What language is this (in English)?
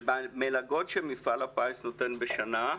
Hebrew